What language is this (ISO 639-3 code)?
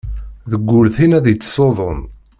kab